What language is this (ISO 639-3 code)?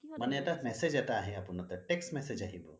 asm